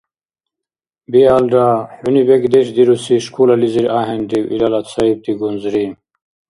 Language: Dargwa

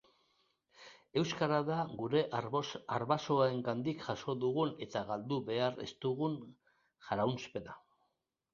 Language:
Basque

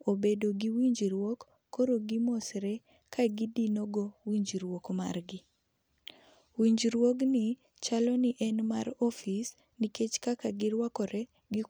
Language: Luo (Kenya and Tanzania)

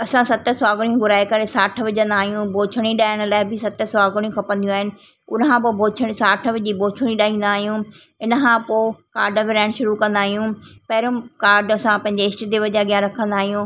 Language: Sindhi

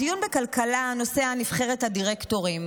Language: Hebrew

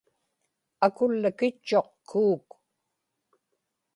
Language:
Inupiaq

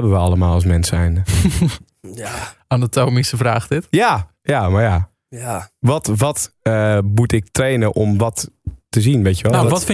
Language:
Dutch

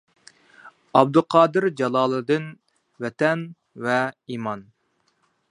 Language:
Uyghur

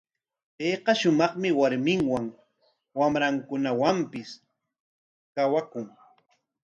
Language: Corongo Ancash Quechua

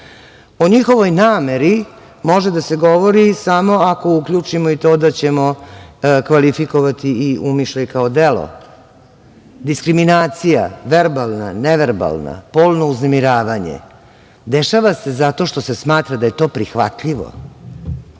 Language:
Serbian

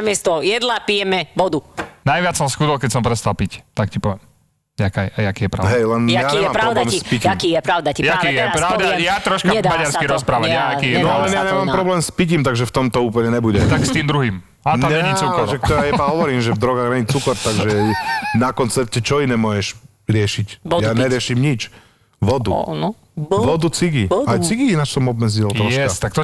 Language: Slovak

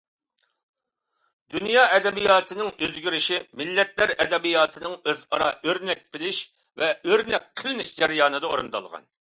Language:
Uyghur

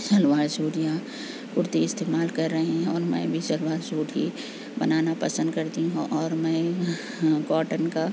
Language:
Urdu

